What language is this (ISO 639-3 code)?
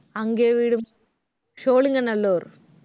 tam